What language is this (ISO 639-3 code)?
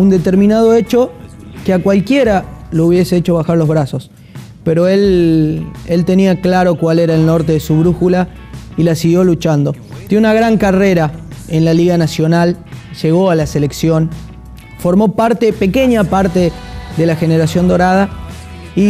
spa